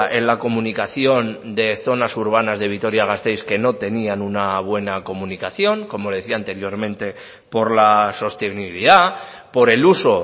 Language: Spanish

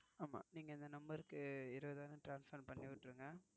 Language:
Tamil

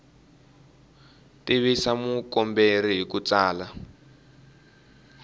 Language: Tsonga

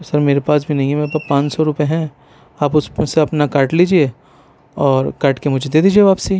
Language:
Urdu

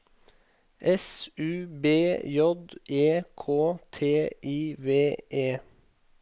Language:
Norwegian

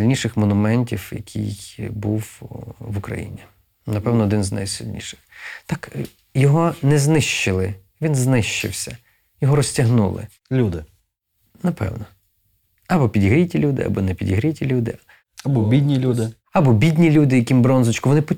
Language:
Ukrainian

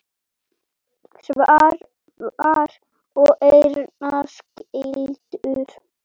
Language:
Icelandic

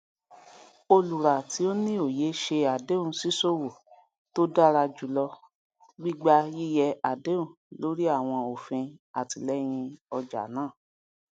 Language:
Yoruba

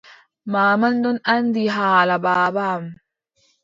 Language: Adamawa Fulfulde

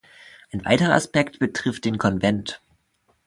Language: German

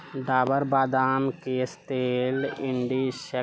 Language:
Maithili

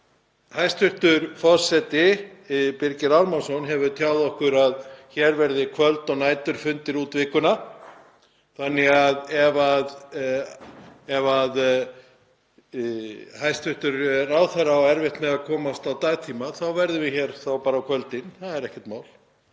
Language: Icelandic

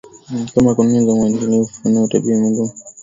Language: Swahili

